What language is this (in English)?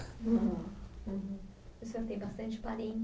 Portuguese